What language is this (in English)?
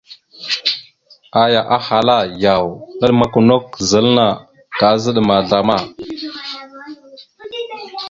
Mada (Cameroon)